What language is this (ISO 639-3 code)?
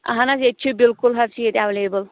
kas